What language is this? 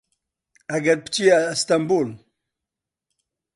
Central Kurdish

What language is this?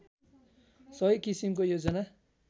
Nepali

